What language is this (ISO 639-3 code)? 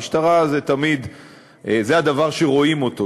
heb